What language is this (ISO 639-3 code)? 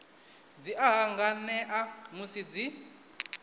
ven